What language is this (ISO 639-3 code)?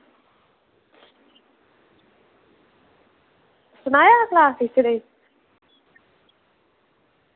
doi